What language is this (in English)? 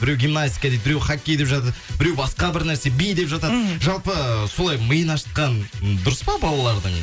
Kazakh